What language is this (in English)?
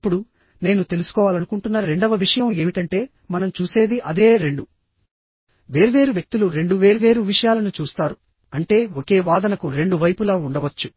Telugu